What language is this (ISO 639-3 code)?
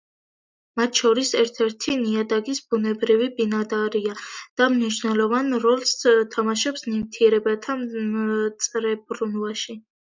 kat